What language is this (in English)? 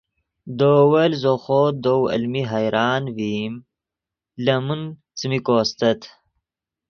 Yidgha